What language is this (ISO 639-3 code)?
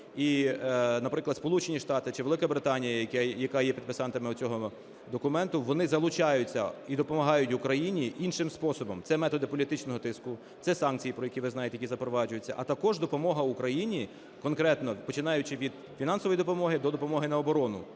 ukr